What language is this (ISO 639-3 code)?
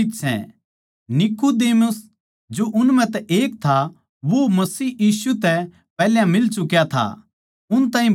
bgc